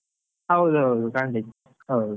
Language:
Kannada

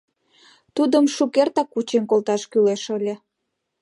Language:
Mari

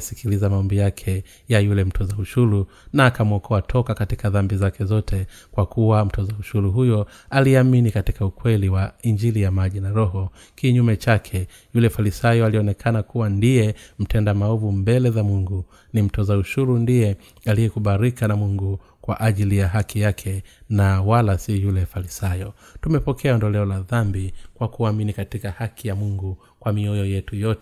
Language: Swahili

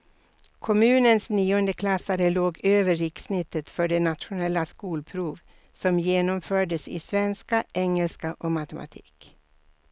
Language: Swedish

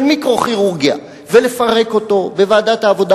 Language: Hebrew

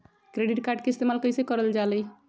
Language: Magahi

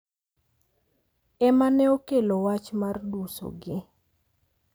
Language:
Luo (Kenya and Tanzania)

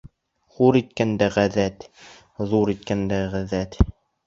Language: Bashkir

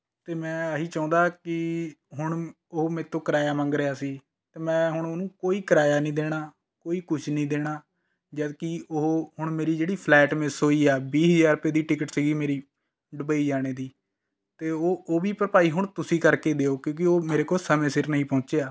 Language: Punjabi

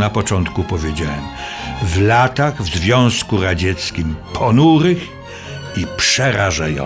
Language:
Polish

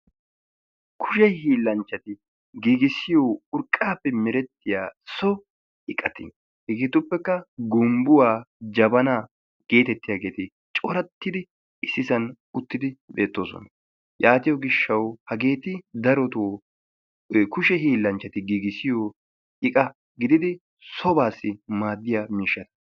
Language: Wolaytta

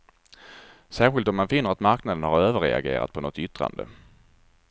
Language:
Swedish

